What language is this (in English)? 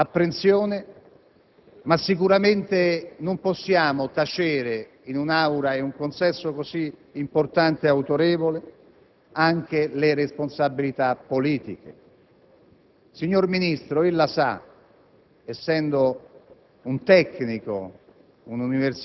Italian